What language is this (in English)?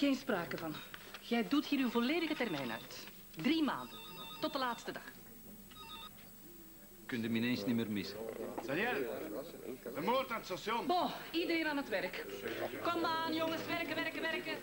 Dutch